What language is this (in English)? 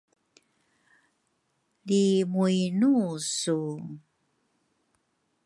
Rukai